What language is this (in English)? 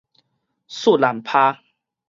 Min Nan Chinese